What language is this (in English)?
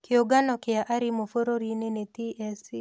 Kikuyu